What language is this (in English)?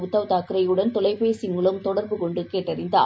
Tamil